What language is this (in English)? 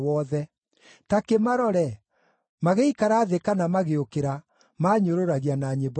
Kikuyu